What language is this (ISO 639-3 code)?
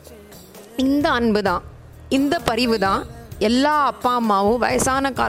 tam